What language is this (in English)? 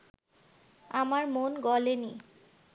Bangla